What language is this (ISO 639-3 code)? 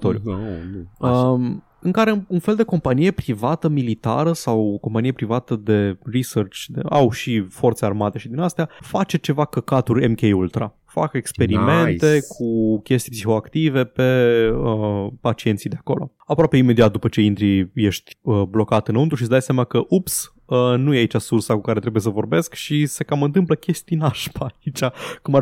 ron